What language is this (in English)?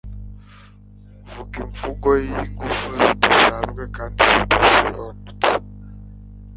Kinyarwanda